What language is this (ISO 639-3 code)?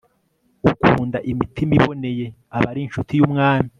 kin